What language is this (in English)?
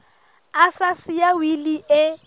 Southern Sotho